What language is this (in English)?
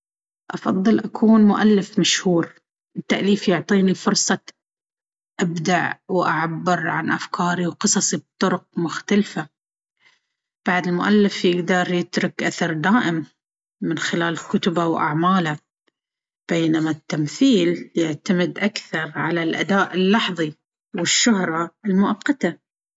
Baharna Arabic